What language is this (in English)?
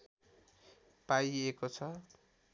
Nepali